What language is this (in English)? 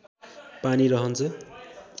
Nepali